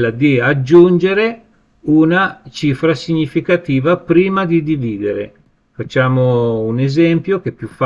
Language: Italian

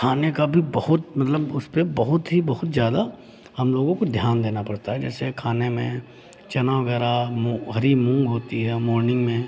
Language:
Hindi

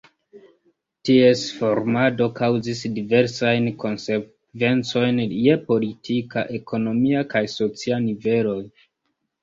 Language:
Esperanto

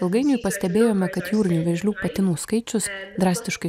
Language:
Lithuanian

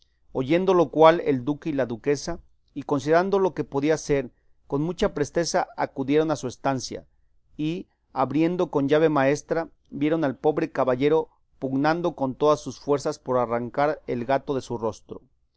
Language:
Spanish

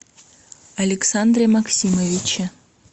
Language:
Russian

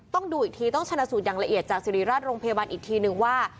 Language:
Thai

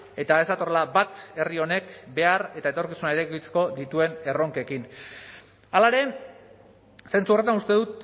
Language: Basque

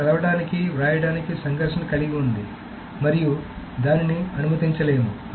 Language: Telugu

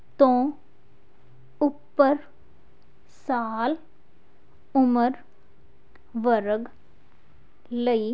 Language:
Punjabi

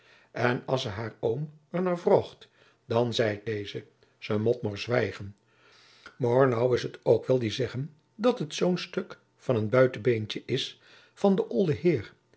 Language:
Dutch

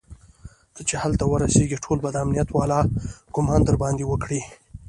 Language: Pashto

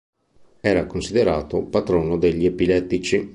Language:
Italian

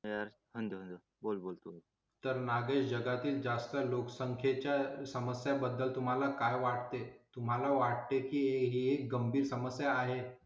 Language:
Marathi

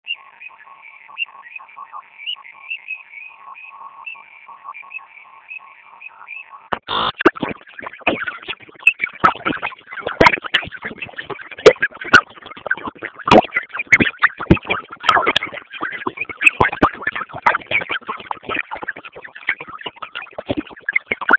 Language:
Basque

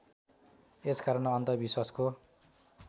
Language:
Nepali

